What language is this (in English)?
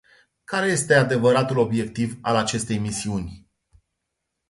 Romanian